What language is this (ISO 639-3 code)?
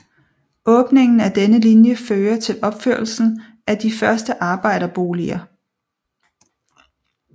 dan